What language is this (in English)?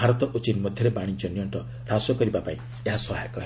Odia